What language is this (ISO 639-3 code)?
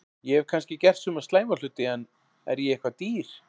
isl